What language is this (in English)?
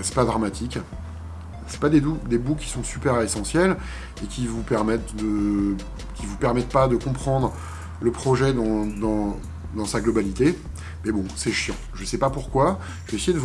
French